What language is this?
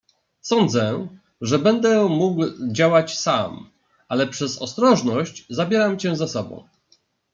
Polish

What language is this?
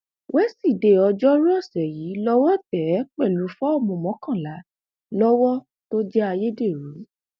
Yoruba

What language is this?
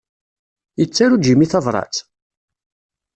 Kabyle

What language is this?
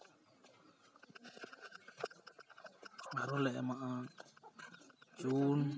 Santali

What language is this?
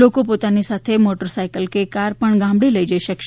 Gujarati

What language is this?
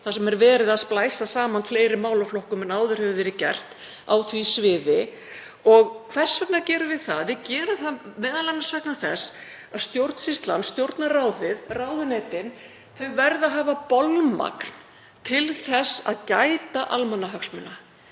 Icelandic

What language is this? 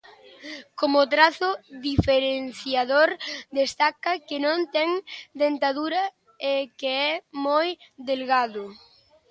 Galician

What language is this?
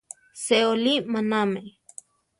Central Tarahumara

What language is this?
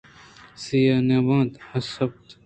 Eastern Balochi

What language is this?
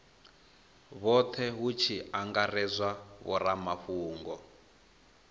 Venda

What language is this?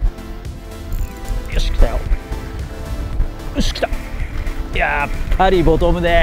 Japanese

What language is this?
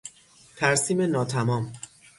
Persian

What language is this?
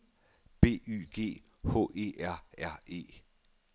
Danish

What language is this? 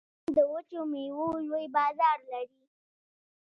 Pashto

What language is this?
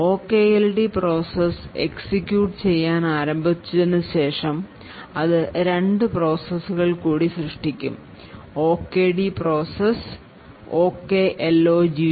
Malayalam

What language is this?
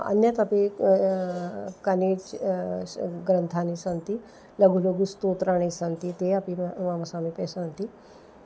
Sanskrit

